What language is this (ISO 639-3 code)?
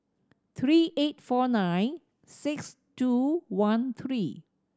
eng